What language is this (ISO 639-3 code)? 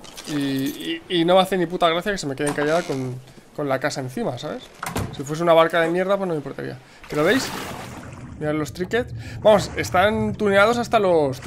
spa